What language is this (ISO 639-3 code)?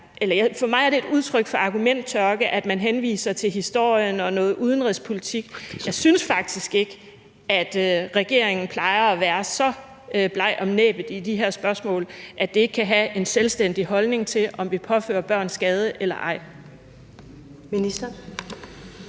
dan